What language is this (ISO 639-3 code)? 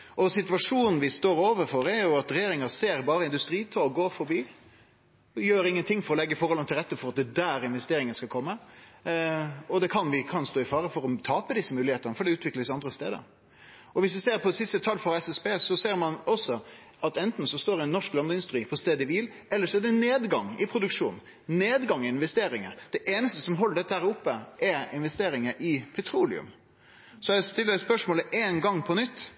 nno